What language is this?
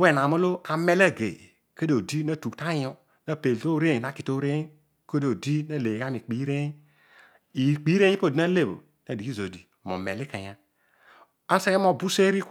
Odual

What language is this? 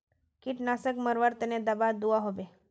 Magahi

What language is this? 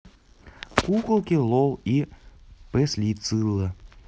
Russian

